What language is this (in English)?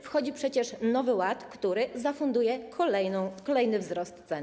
Polish